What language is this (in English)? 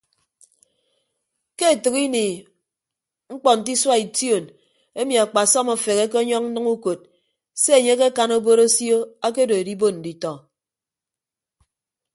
Ibibio